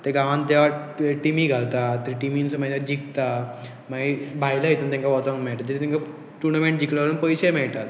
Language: Konkani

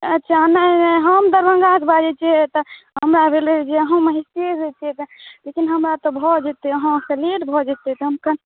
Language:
Maithili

